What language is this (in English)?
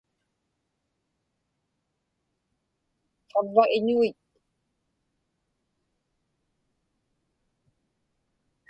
Inupiaq